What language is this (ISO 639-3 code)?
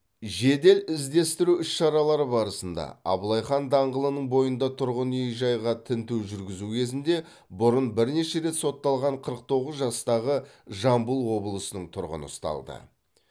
kaz